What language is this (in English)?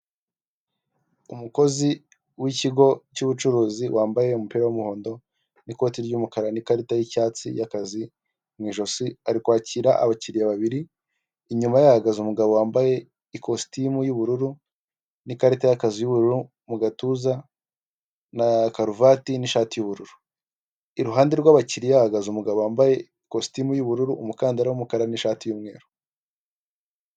Kinyarwanda